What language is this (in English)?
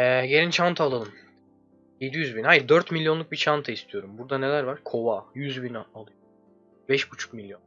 Turkish